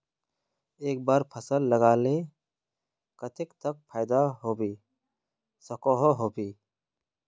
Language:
Magahi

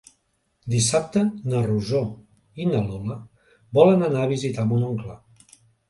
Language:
Catalan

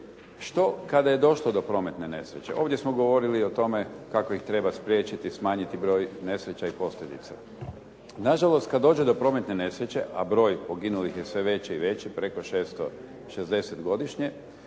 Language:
Croatian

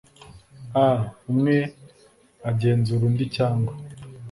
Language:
Kinyarwanda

